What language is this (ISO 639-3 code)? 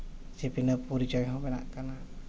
sat